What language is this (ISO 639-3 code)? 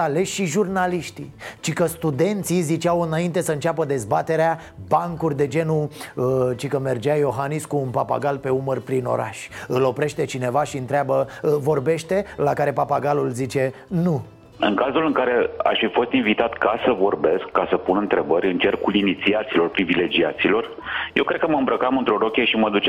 ron